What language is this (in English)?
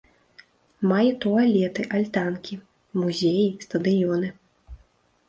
Belarusian